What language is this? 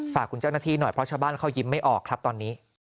Thai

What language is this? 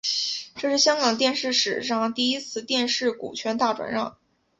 Chinese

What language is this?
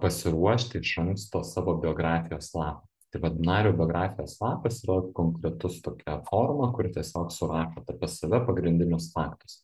Lithuanian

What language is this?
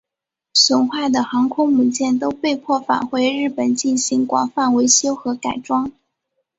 Chinese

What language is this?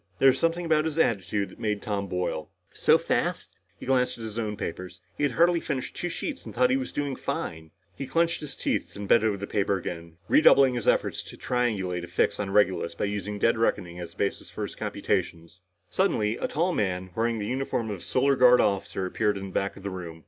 English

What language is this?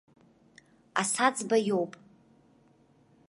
Abkhazian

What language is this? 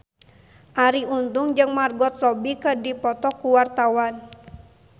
Sundanese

